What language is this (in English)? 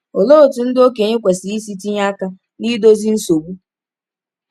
Igbo